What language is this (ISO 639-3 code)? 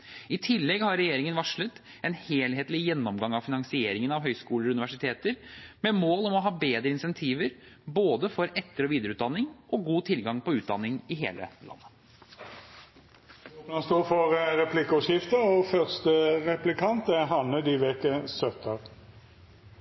nor